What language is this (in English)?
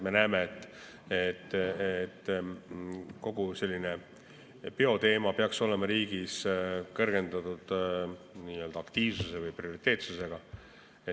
Estonian